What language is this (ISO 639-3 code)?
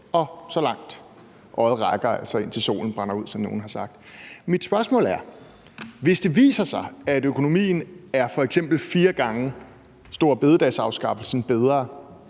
dan